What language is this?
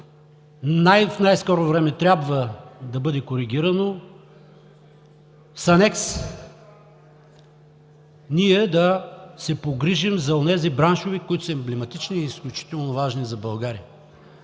Bulgarian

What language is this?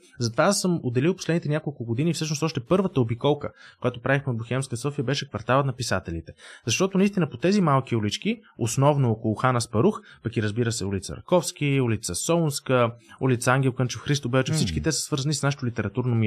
Bulgarian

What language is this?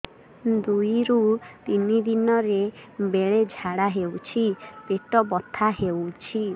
Odia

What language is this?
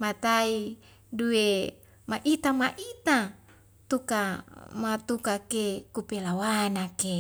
Wemale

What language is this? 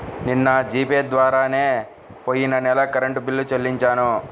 Telugu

